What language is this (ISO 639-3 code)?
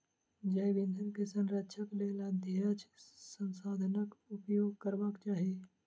mai